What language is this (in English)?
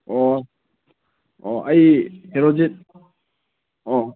Manipuri